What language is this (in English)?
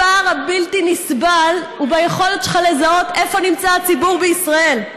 Hebrew